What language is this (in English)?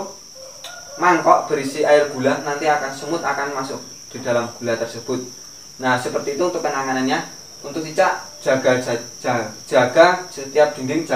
Indonesian